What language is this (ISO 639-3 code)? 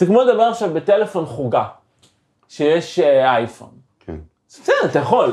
heb